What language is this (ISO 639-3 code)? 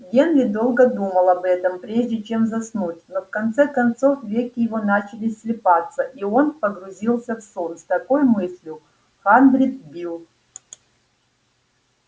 rus